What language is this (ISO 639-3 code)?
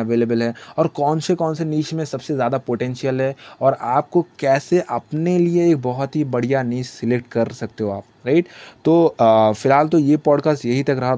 hin